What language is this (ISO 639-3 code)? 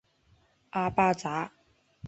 zho